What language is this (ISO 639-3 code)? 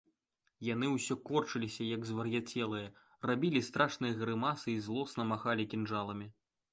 bel